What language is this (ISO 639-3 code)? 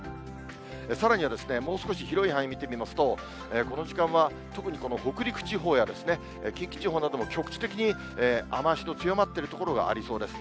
jpn